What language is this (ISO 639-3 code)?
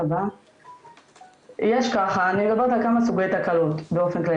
heb